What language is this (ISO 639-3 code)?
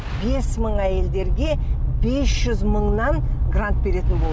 kaz